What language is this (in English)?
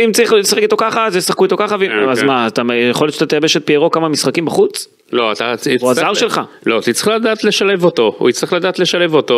Hebrew